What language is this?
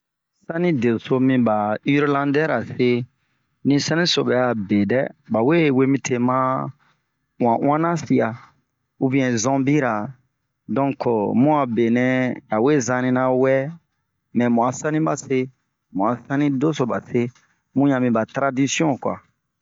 Bomu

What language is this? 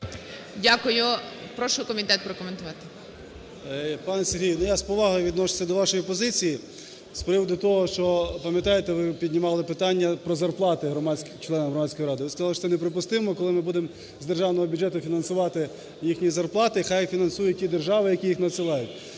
Ukrainian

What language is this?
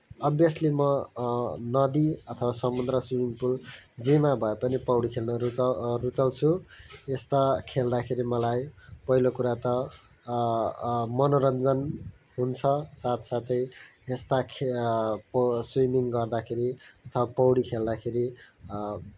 Nepali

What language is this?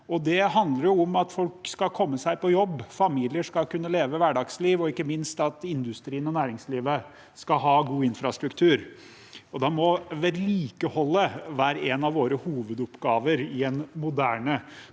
Norwegian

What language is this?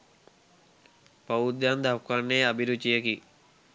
Sinhala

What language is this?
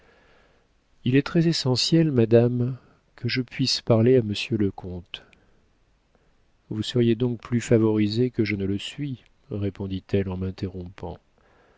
French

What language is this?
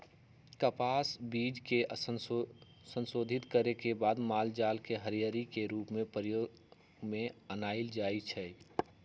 Magahi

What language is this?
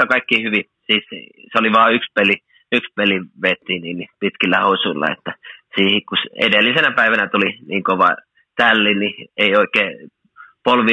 Finnish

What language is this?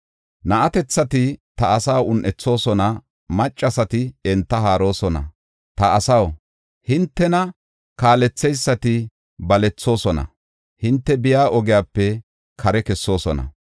Gofa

